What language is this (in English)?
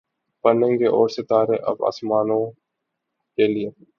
Urdu